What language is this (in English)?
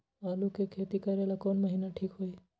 Magahi